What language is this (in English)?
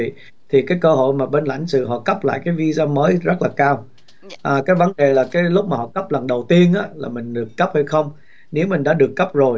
Vietnamese